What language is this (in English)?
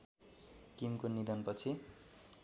Nepali